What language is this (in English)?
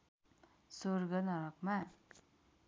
Nepali